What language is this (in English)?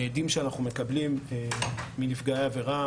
Hebrew